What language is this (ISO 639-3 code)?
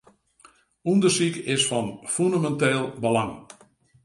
fry